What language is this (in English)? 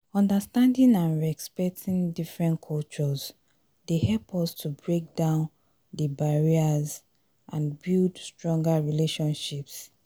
Nigerian Pidgin